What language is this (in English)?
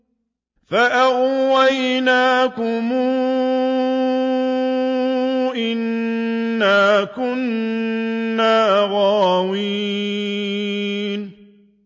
Arabic